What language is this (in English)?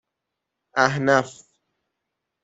Persian